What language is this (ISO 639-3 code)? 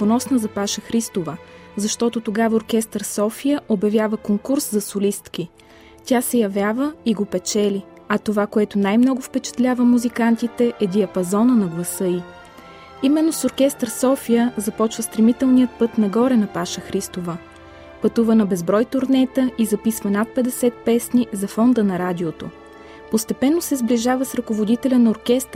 bul